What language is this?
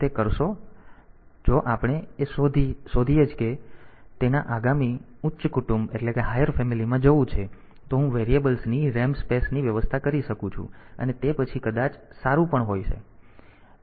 Gujarati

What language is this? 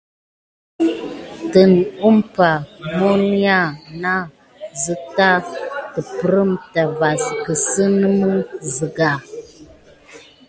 Gidar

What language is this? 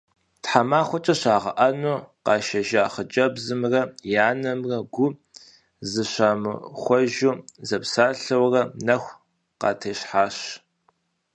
Kabardian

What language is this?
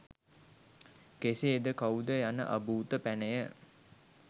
Sinhala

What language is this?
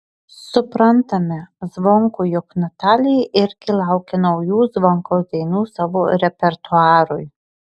Lithuanian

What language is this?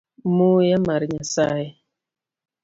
Luo (Kenya and Tanzania)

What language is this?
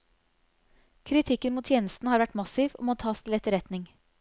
Norwegian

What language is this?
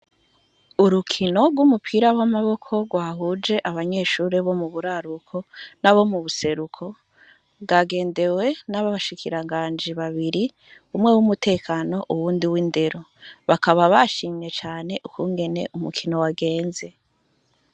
Rundi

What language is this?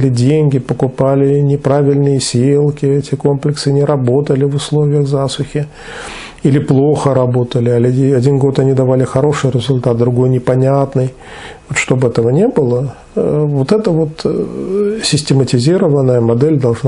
Russian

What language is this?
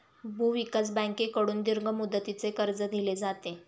Marathi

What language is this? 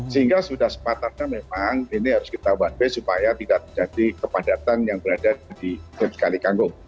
Indonesian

